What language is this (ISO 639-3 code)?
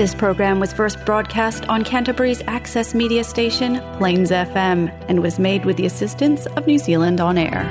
tam